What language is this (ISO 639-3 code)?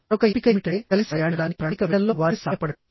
tel